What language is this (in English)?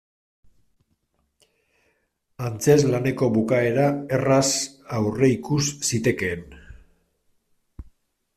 Basque